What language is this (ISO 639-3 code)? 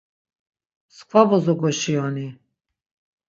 lzz